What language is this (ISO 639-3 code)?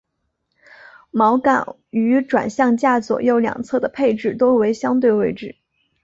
zho